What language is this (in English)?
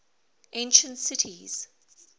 English